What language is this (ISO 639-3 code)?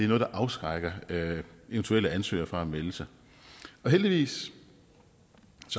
dan